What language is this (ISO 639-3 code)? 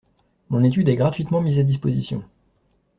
fra